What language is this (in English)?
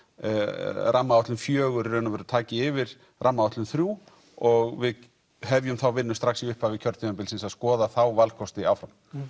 Icelandic